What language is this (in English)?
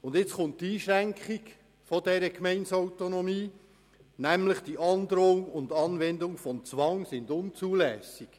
Swiss German